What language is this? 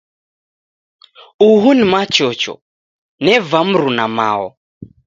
Taita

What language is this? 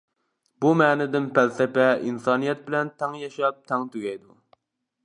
Uyghur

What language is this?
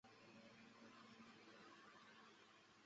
Chinese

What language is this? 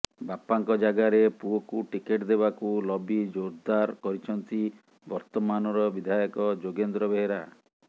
Odia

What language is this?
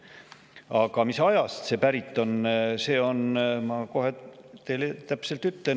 Estonian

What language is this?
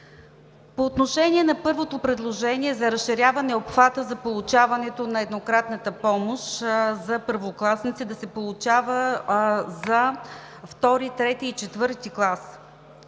Bulgarian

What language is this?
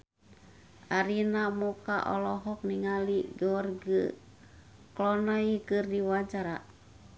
Sundanese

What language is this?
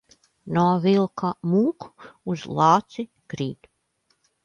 Latvian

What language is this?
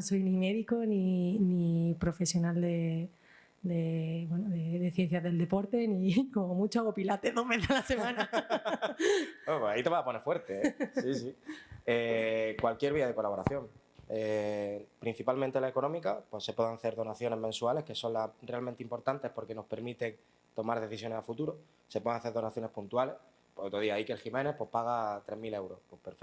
Spanish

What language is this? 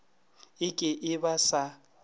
Northern Sotho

